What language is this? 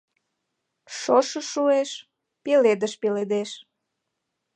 Mari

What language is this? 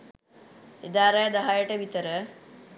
Sinhala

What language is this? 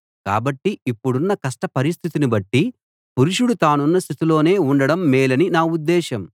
Telugu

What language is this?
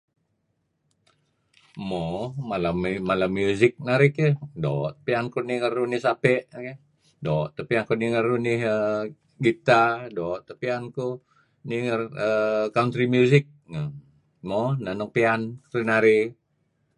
Kelabit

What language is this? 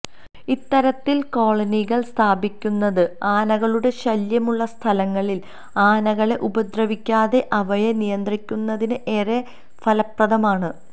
Malayalam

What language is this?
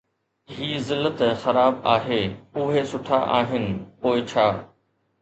Sindhi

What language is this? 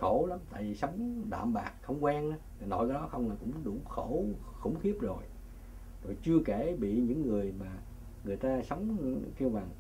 Vietnamese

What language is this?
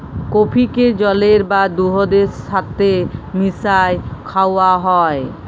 Bangla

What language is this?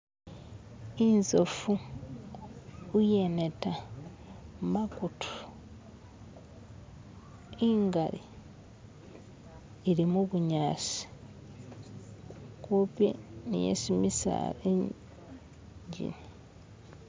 Masaaba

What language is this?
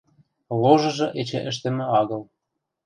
Western Mari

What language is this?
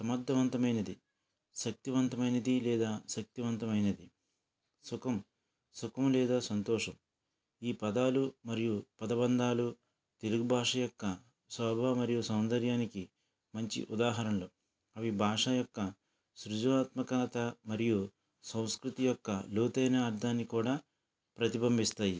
Telugu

